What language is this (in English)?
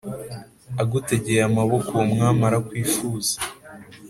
Kinyarwanda